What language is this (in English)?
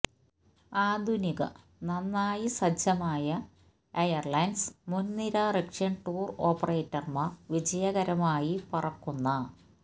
Malayalam